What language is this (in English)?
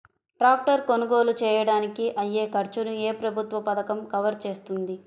Telugu